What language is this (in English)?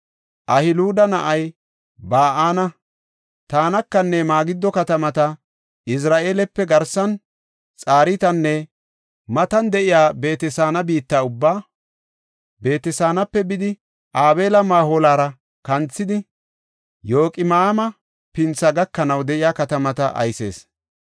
Gofa